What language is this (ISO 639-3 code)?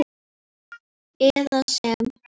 isl